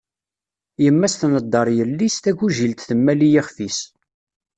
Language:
Kabyle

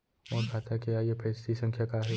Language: Chhattisgarhi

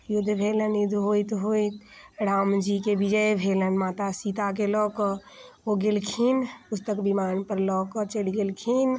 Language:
Maithili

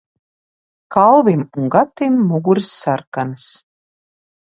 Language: Latvian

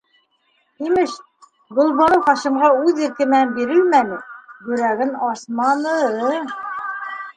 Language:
Bashkir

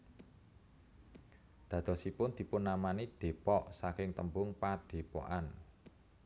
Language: Javanese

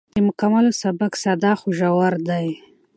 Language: Pashto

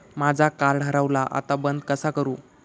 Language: Marathi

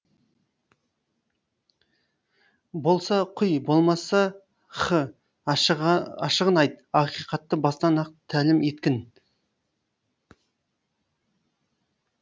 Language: Kazakh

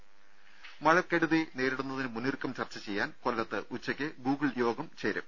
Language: Malayalam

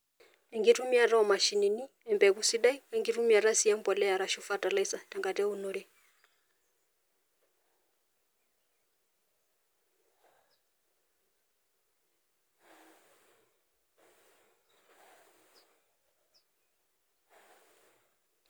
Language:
Masai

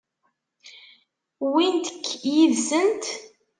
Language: Kabyle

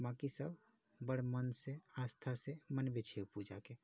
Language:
Maithili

